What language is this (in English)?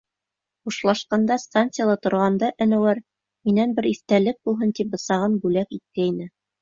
Bashkir